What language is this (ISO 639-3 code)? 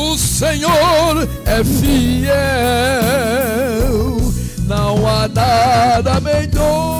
por